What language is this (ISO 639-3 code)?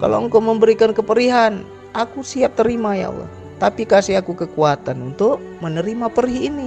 ind